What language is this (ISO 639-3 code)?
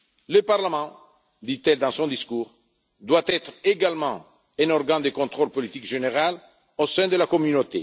fra